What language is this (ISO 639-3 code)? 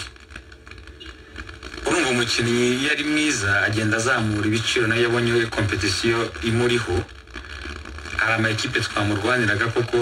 rus